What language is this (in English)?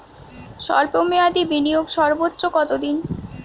Bangla